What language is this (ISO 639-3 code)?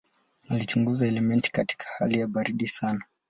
swa